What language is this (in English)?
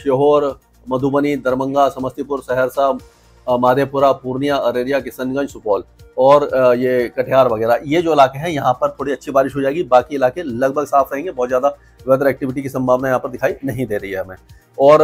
Hindi